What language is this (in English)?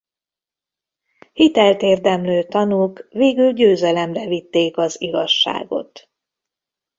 Hungarian